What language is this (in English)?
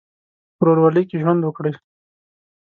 Pashto